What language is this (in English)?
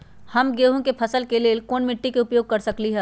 Magahi